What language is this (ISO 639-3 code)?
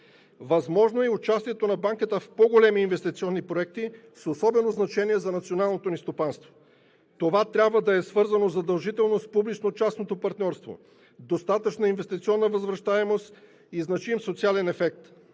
bul